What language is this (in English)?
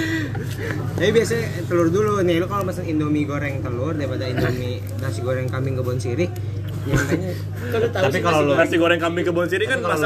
Indonesian